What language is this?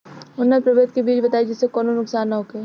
Bhojpuri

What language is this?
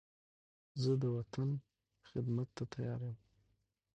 Pashto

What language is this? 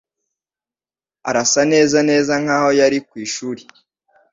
Kinyarwanda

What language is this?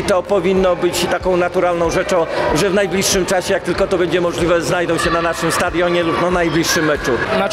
Polish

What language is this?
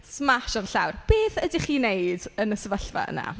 Welsh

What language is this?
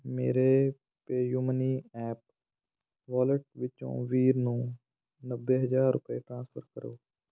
Punjabi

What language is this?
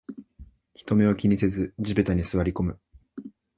Japanese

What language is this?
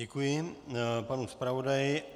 Czech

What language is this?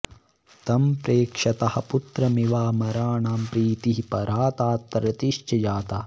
Sanskrit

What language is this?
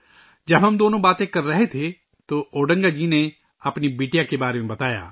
Urdu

